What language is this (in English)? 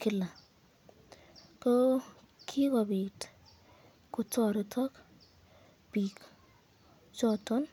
Kalenjin